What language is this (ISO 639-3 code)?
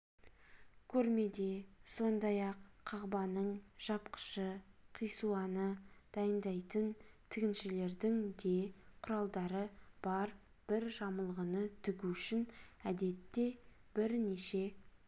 kaz